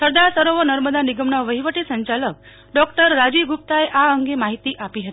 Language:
Gujarati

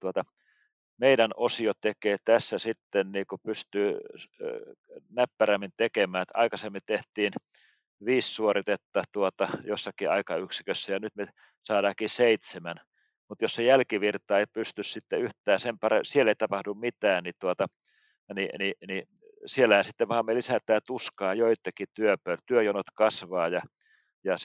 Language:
Finnish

